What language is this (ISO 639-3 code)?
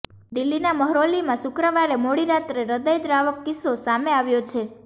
guj